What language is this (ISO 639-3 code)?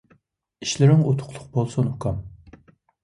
uig